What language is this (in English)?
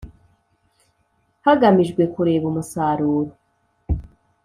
Kinyarwanda